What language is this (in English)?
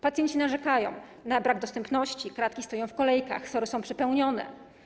Polish